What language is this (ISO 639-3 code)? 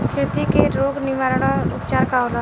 bho